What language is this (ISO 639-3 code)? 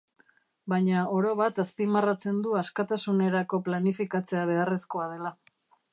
eus